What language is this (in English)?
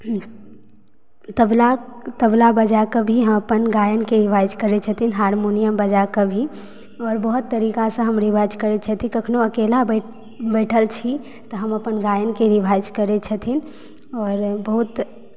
Maithili